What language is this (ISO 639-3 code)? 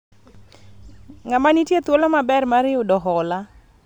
luo